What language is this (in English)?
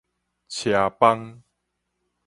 Min Nan Chinese